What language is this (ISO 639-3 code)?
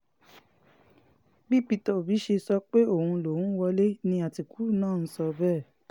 yor